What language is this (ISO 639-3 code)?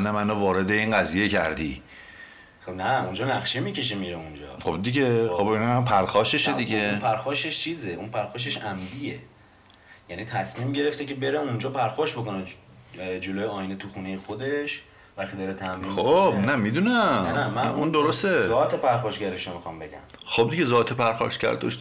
fas